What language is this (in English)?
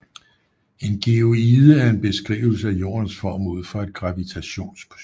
Danish